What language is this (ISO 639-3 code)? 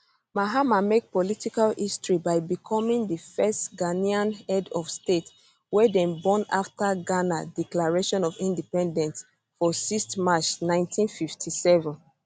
pcm